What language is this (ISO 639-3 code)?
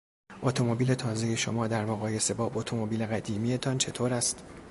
fas